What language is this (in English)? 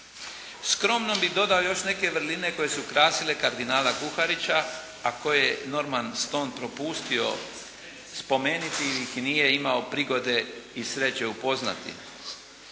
Croatian